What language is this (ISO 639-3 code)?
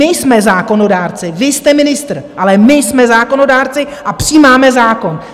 ces